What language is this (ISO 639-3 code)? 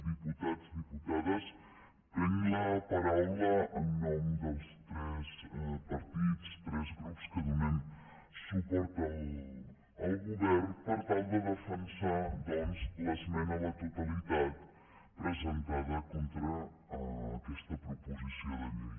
cat